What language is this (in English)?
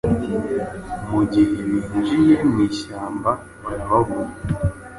Kinyarwanda